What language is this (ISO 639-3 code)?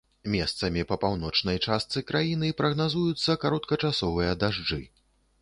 bel